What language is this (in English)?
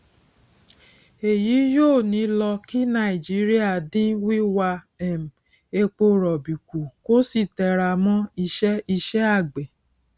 Yoruba